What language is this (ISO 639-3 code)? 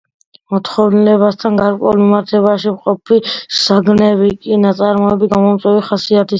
kat